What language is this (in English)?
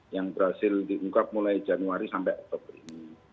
Indonesian